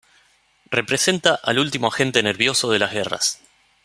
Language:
Spanish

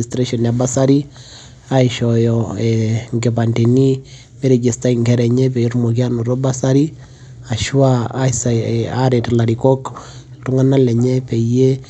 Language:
Masai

